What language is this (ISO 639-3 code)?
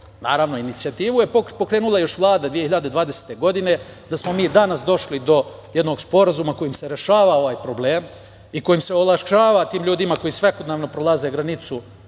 srp